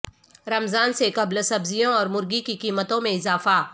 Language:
Urdu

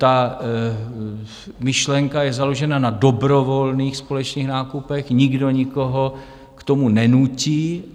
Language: Czech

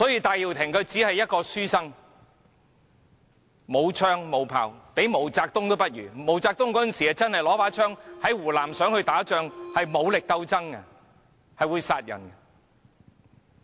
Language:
Cantonese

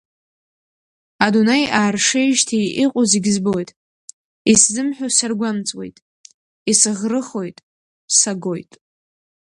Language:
Abkhazian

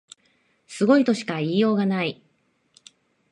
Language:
Japanese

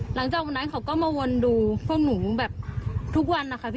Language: Thai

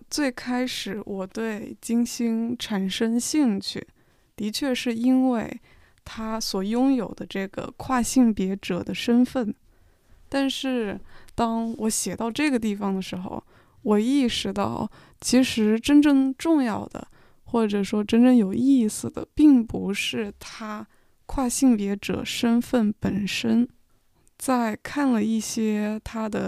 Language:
Chinese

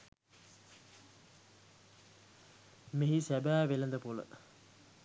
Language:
Sinhala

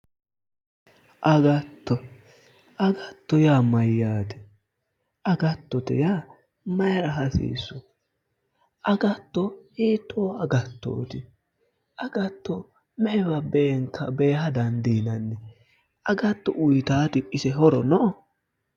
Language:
Sidamo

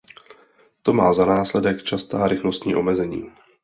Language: Czech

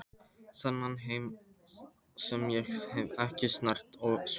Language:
Icelandic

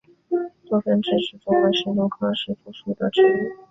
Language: Chinese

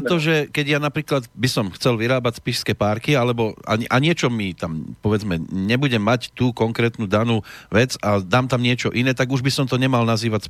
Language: Slovak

